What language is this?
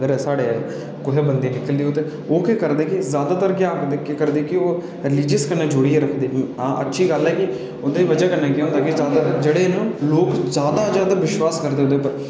Dogri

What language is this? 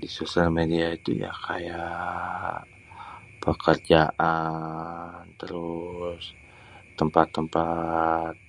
Betawi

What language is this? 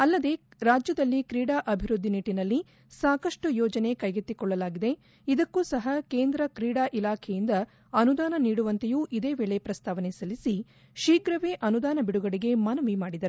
Kannada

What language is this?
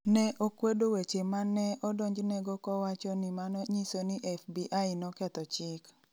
Luo (Kenya and Tanzania)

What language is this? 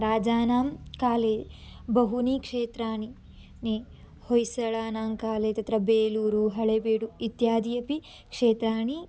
Sanskrit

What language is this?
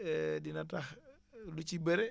Wolof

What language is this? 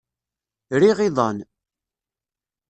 Kabyle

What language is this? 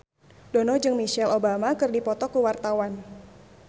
Sundanese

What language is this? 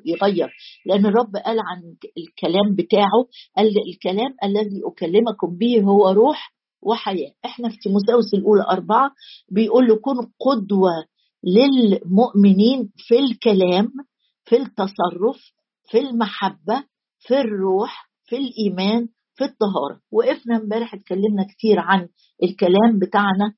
Arabic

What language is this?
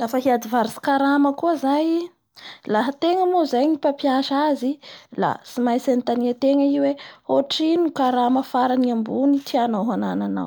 Bara Malagasy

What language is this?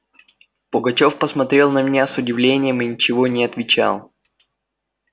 Russian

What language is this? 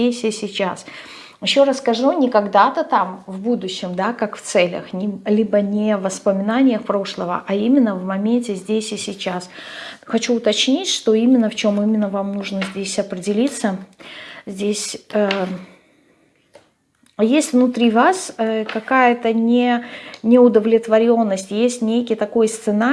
Russian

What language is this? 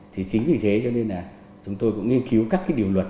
Vietnamese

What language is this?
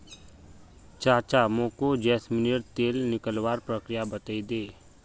Magahi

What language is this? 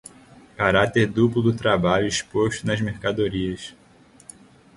Portuguese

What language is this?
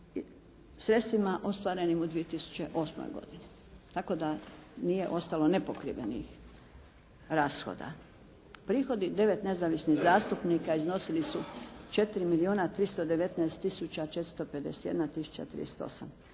Croatian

